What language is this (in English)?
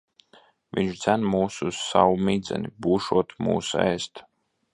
Latvian